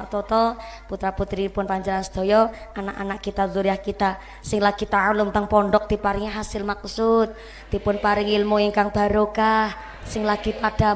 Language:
Indonesian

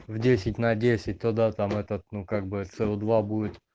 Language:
Russian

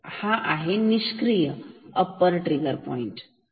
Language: Marathi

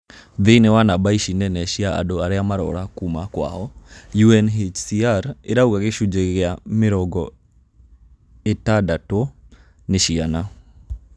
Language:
Kikuyu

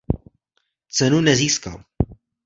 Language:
Czech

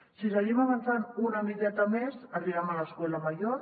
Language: Catalan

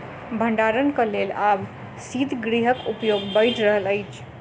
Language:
Maithili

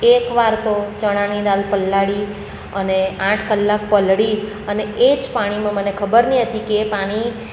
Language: Gujarati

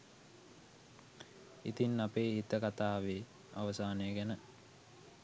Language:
Sinhala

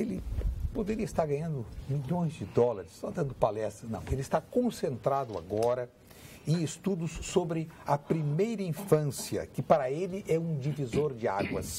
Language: Portuguese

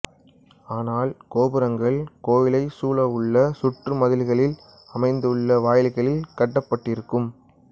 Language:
Tamil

